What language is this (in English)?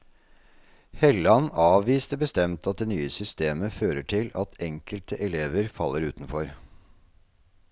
Norwegian